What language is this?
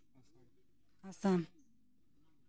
Santali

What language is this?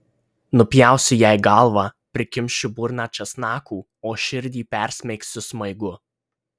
Lithuanian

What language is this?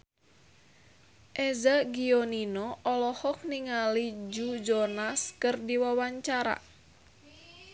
Sundanese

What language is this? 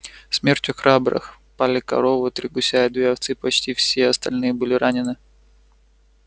Russian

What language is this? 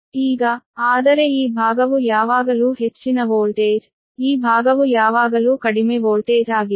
Kannada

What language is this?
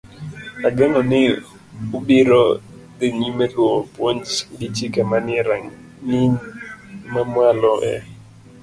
Luo (Kenya and Tanzania)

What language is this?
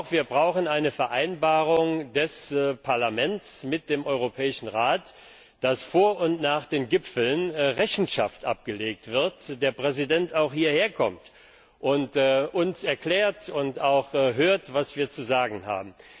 German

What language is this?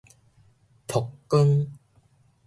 Min Nan Chinese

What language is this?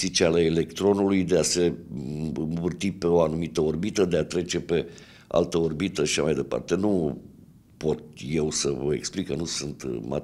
Romanian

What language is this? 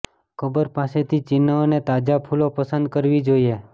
Gujarati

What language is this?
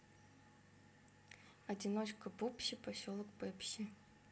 Russian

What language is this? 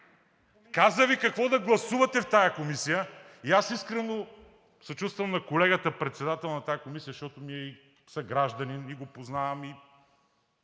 Bulgarian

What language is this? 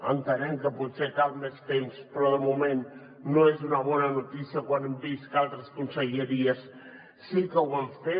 Catalan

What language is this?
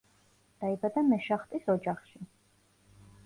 Georgian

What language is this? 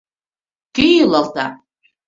Mari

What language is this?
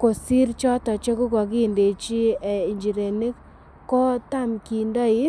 Kalenjin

